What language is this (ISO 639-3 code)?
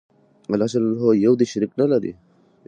pus